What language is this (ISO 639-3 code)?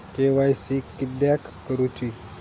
mar